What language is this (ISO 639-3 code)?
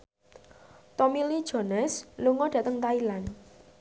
jav